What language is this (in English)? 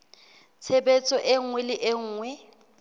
Southern Sotho